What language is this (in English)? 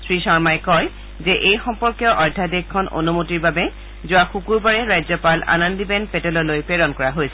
Assamese